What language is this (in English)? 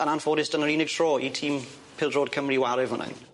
Welsh